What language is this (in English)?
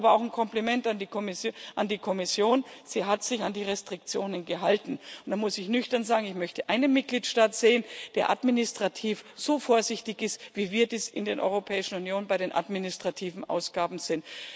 German